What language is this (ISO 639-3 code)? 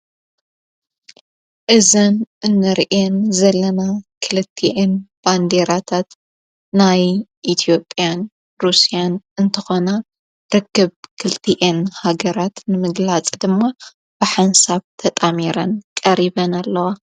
tir